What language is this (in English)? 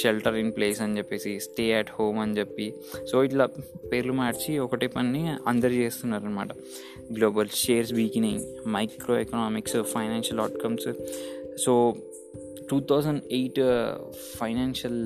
Telugu